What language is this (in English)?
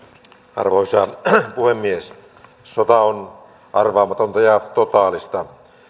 Finnish